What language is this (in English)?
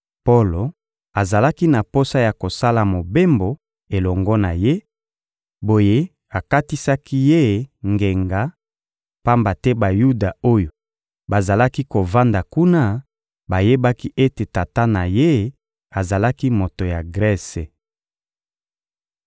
Lingala